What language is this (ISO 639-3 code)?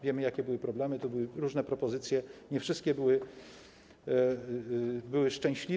pol